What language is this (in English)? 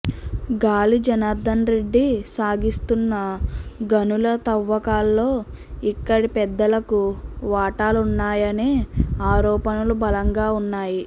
Telugu